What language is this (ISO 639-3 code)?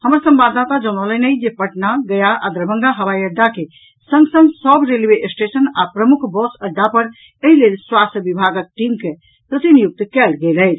mai